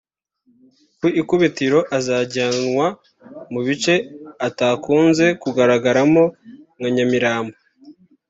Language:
Kinyarwanda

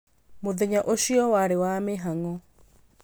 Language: Kikuyu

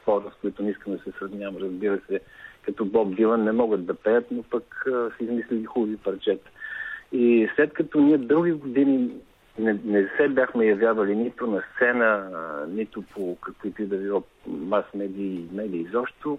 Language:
Bulgarian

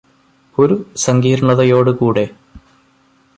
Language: Malayalam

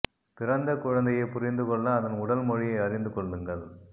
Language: Tamil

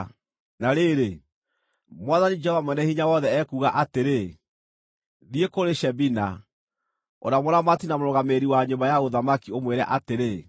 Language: Kikuyu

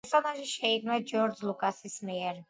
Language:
Georgian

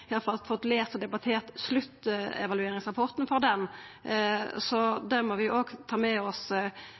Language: Norwegian Nynorsk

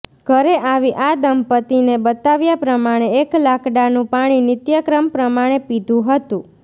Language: Gujarati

